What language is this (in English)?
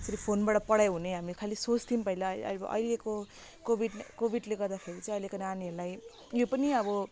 Nepali